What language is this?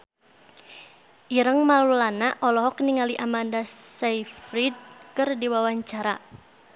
Sundanese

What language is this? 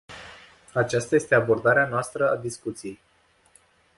Romanian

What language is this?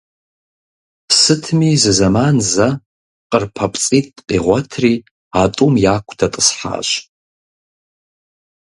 Kabardian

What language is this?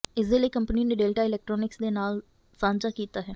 Punjabi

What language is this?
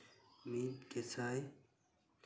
Santali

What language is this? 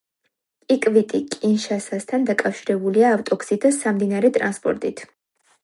Georgian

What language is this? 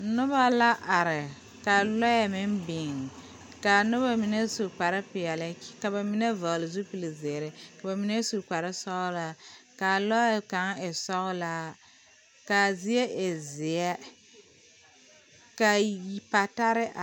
Southern Dagaare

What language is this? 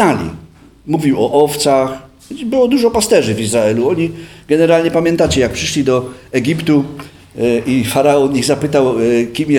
Polish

